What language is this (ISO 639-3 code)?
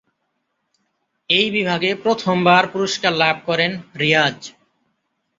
ben